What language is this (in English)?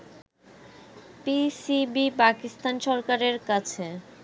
Bangla